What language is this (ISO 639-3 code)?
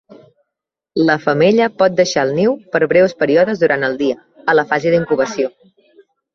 cat